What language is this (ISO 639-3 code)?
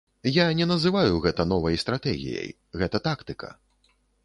bel